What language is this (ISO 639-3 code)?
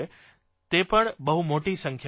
guj